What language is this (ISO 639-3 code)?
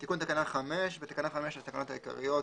heb